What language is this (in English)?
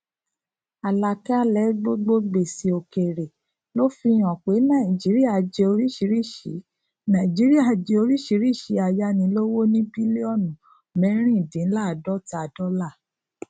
Yoruba